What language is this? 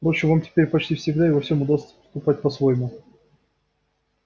Russian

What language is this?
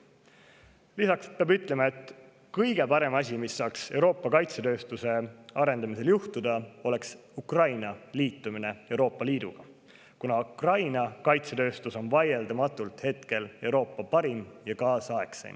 Estonian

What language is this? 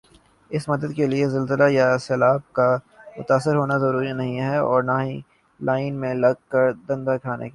Urdu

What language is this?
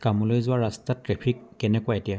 Assamese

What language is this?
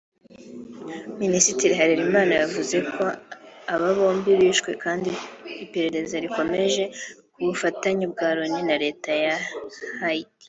Kinyarwanda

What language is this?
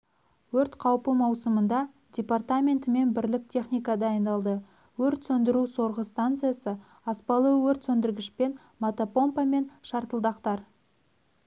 Kazakh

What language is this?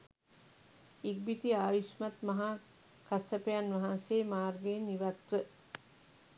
Sinhala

